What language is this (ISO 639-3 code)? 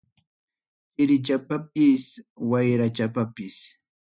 quy